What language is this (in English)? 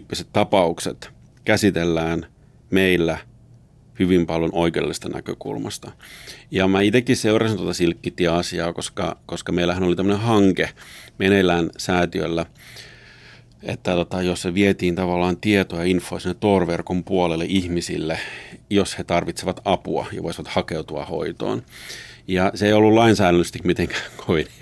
Finnish